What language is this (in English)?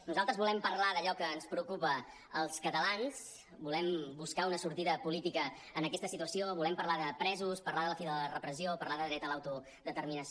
Catalan